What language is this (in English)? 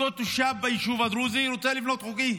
Hebrew